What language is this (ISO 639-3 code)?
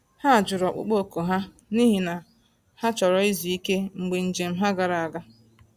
ibo